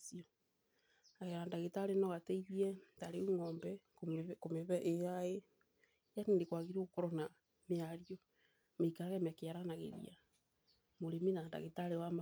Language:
Kikuyu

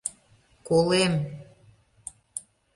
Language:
Mari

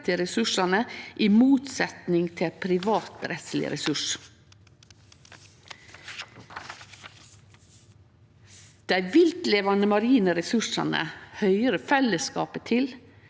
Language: Norwegian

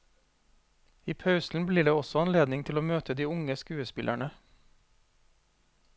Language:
Norwegian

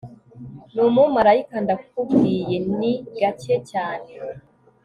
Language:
Kinyarwanda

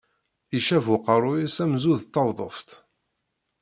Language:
Kabyle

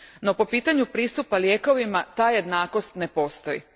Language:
Croatian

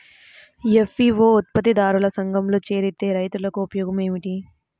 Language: Telugu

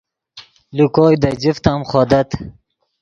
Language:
Yidgha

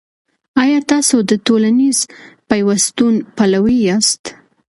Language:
Pashto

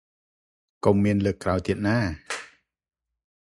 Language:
Khmer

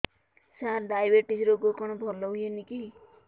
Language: Odia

